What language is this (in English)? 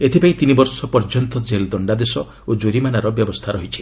Odia